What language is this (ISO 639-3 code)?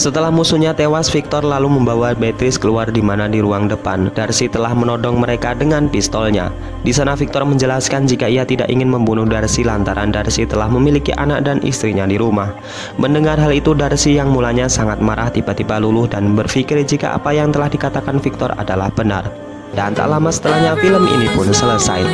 ind